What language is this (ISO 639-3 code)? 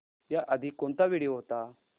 mar